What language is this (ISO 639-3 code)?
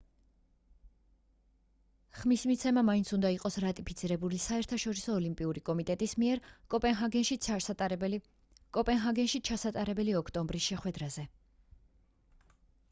kat